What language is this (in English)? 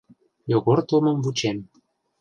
Mari